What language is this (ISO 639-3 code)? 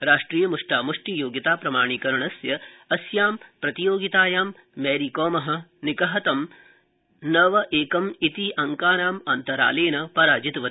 san